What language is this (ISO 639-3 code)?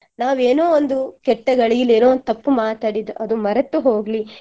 kan